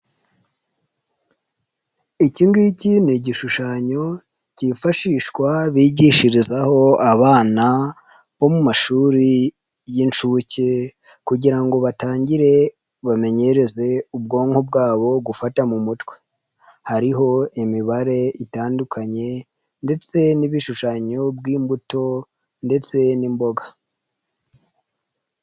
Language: Kinyarwanda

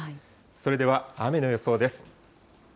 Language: Japanese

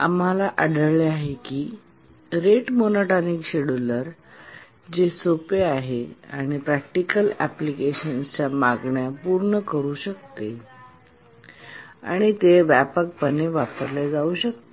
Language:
Marathi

